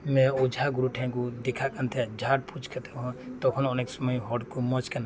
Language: Santali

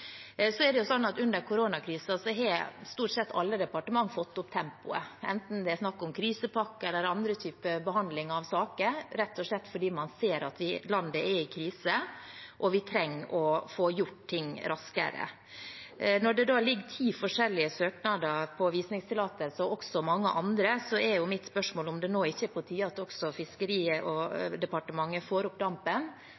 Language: Norwegian Bokmål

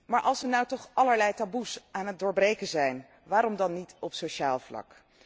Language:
Dutch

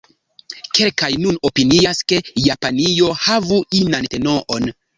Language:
Esperanto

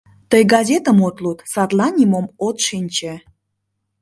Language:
Mari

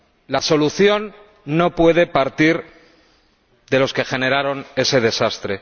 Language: Spanish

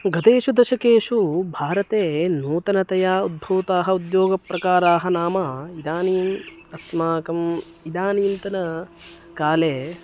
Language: Sanskrit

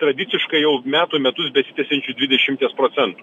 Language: Lithuanian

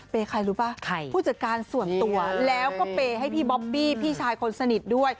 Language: Thai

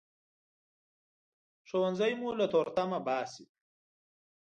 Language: Pashto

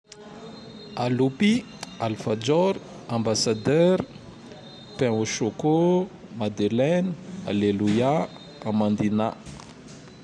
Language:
Tandroy-Mahafaly Malagasy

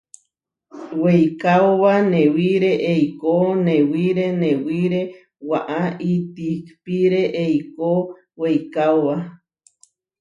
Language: Huarijio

